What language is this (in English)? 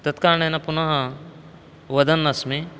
Sanskrit